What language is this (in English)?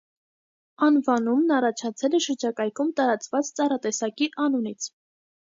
Armenian